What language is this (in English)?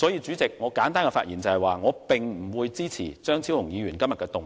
Cantonese